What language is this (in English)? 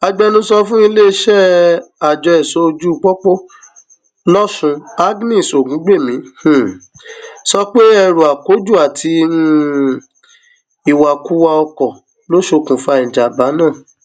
Yoruba